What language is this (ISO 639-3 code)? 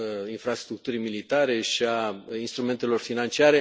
ron